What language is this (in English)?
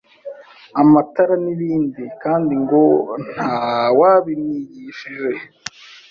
Kinyarwanda